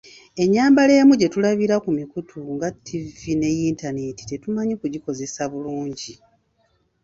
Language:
Ganda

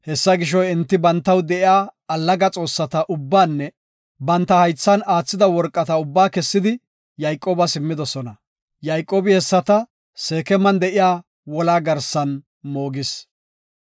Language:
Gofa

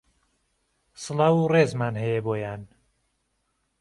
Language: Central Kurdish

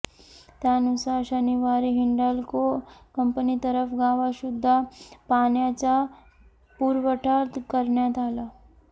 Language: Marathi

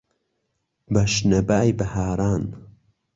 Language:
Central Kurdish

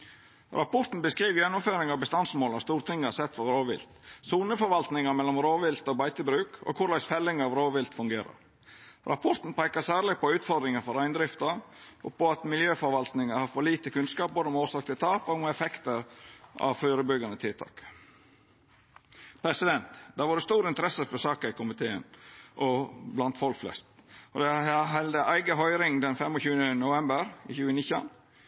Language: Norwegian Nynorsk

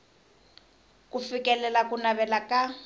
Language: Tsonga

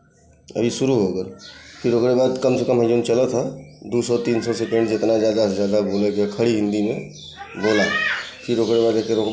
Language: Hindi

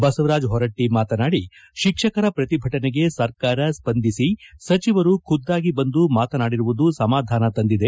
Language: Kannada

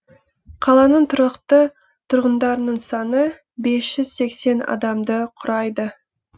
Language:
Kazakh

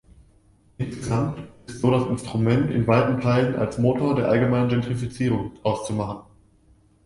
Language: German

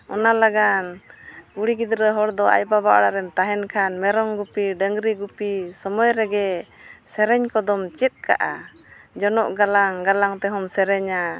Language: Santali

